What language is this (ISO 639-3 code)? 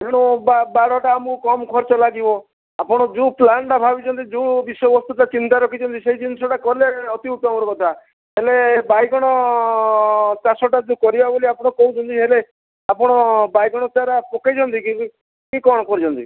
ori